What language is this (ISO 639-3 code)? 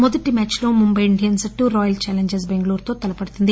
tel